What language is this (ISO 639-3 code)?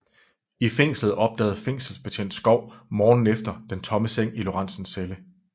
dan